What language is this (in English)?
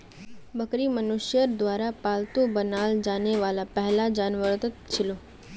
Magahi